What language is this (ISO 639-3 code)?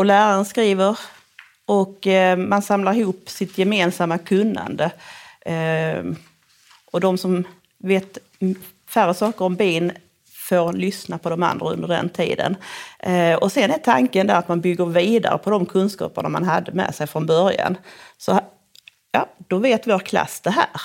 swe